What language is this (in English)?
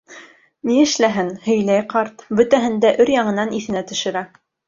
Bashkir